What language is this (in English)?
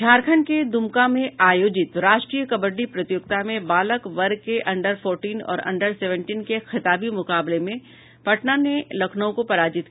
Hindi